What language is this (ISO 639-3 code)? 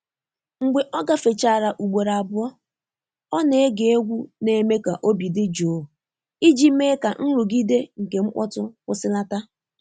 ibo